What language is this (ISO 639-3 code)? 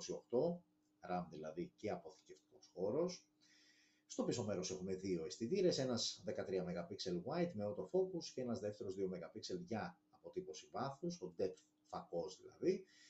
ell